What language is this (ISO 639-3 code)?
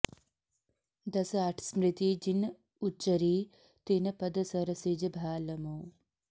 san